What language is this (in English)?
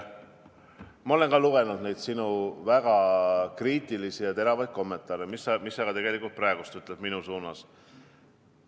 Estonian